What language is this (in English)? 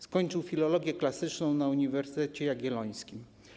Polish